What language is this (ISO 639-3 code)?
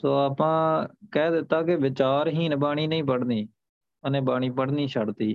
pan